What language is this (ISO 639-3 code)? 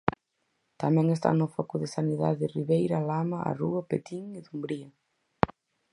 glg